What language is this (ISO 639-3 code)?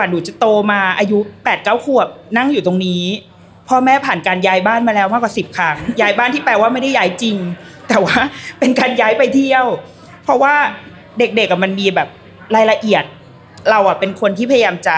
tha